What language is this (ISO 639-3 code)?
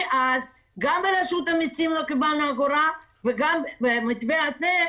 heb